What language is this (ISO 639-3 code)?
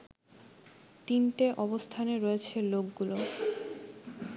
ben